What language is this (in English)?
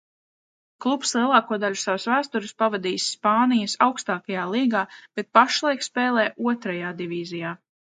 Latvian